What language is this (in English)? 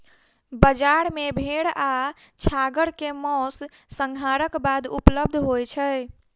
Maithili